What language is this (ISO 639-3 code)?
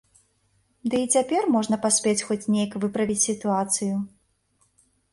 bel